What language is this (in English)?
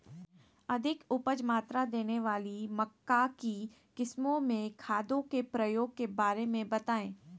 Magahi